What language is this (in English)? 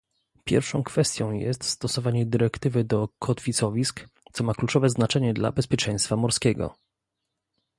Polish